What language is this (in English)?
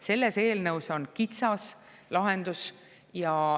Estonian